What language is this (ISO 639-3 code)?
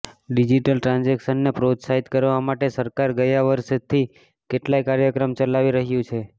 guj